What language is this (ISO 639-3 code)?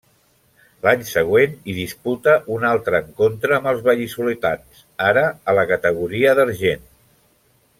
cat